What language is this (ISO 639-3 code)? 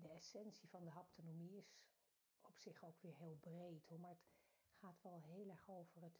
nld